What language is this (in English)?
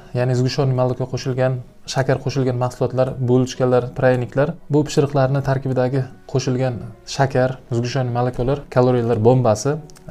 Turkish